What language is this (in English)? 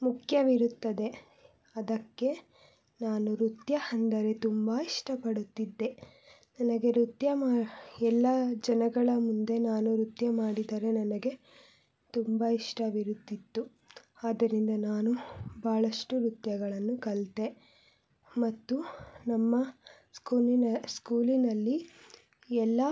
Kannada